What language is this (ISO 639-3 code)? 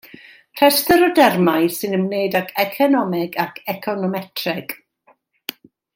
cym